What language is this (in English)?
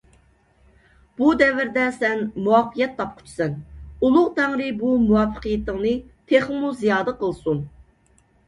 Uyghur